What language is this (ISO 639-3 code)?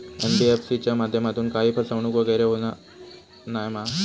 mar